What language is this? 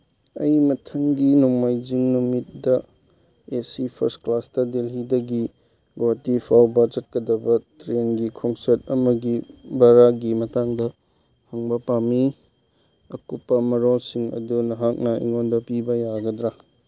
Manipuri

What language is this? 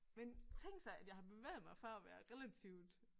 Danish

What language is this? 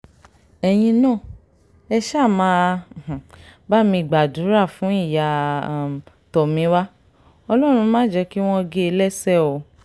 Yoruba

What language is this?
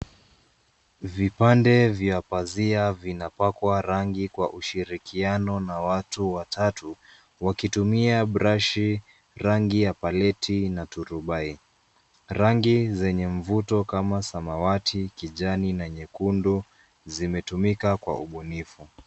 Swahili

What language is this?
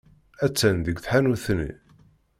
Kabyle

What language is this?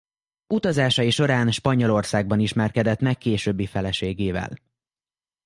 Hungarian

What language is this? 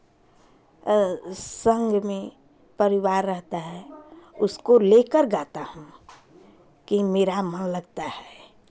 Hindi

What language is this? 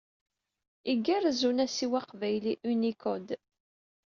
Kabyle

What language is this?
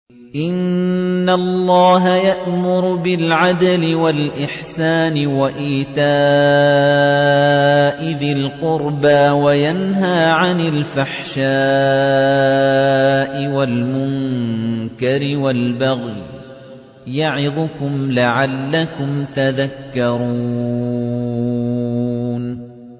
Arabic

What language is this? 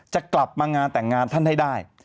Thai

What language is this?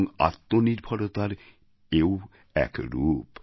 Bangla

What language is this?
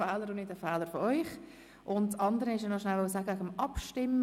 Swiss German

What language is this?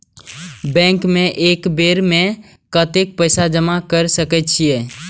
Maithili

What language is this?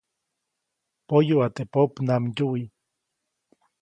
Copainalá Zoque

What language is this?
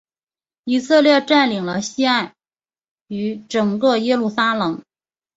Chinese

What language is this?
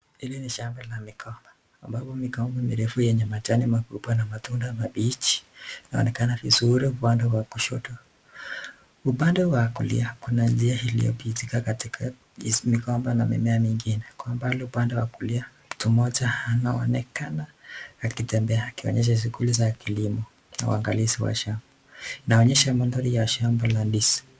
Swahili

